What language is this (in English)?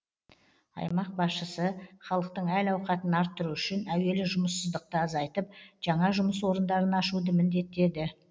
Kazakh